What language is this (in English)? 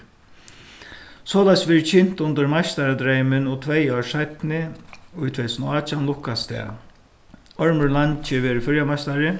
Faroese